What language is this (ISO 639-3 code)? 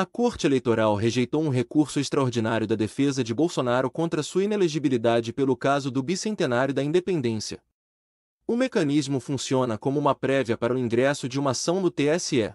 por